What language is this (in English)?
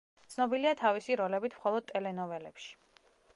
Georgian